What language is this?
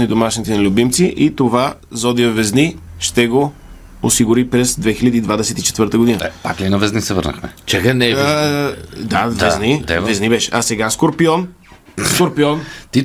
Bulgarian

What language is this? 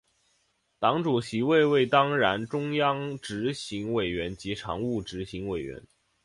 Chinese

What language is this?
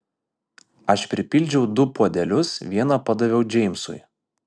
Lithuanian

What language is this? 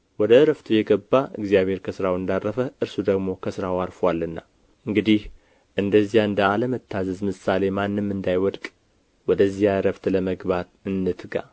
Amharic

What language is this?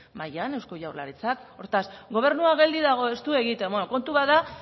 Basque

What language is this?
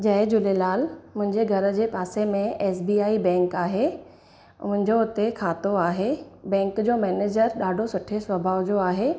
Sindhi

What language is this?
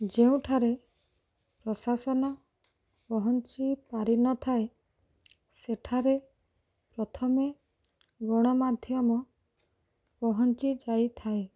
Odia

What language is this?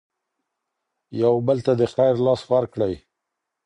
Pashto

